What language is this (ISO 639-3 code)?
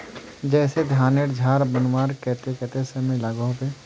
mag